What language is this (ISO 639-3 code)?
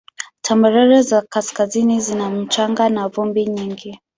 swa